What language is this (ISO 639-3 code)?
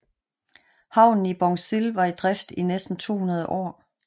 dan